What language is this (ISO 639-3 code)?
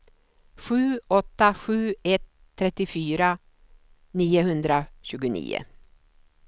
swe